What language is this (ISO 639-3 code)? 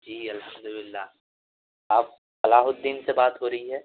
urd